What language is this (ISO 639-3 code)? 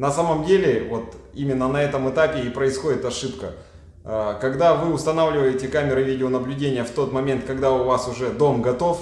rus